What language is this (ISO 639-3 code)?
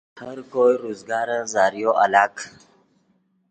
ydg